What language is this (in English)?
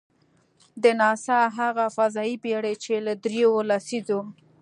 Pashto